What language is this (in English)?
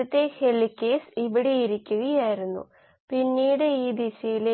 Malayalam